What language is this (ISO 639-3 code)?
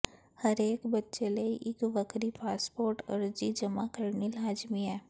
pan